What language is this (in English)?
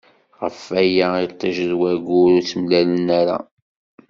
Kabyle